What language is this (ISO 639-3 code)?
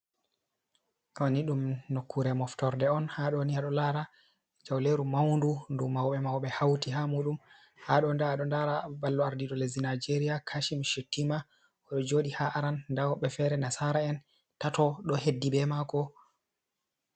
ful